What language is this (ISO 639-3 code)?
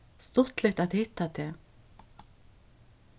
fao